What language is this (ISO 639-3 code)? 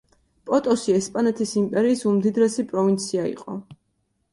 kat